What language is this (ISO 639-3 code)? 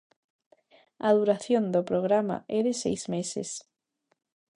glg